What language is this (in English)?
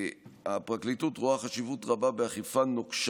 Hebrew